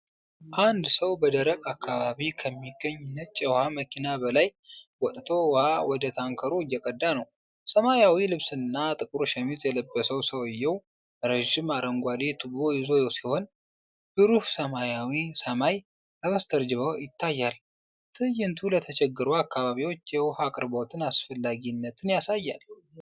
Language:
Amharic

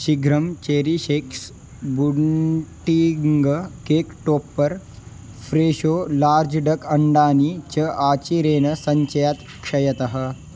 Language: Sanskrit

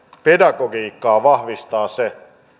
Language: Finnish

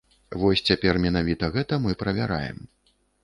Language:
Belarusian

